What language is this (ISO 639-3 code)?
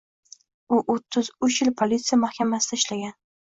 uzb